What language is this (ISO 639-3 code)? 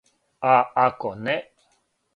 srp